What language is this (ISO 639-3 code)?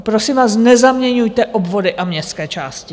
ces